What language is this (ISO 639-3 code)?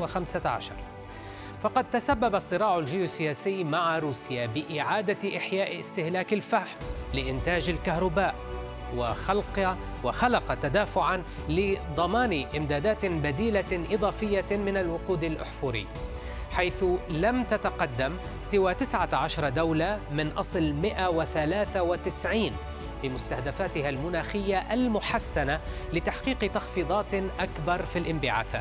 ara